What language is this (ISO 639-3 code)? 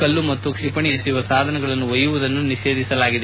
kan